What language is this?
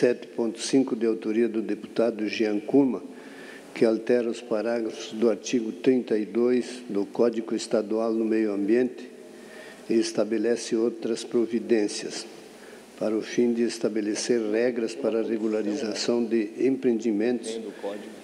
Portuguese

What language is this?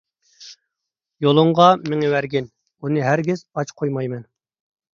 Uyghur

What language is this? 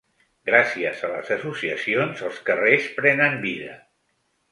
Catalan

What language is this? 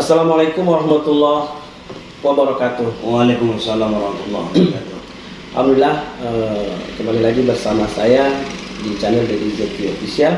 Indonesian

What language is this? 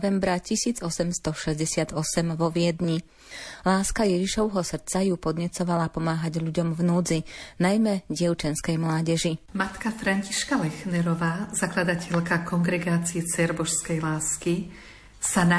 Slovak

